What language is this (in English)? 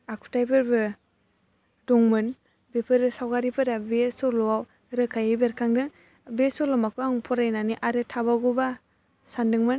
Bodo